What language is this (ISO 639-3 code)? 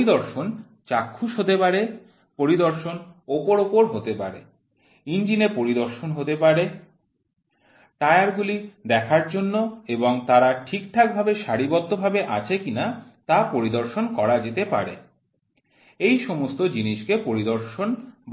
ben